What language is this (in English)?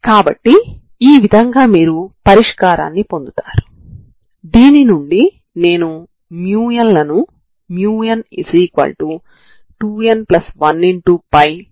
Telugu